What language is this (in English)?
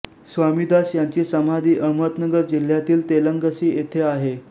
Marathi